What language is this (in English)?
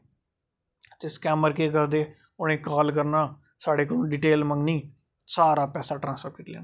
Dogri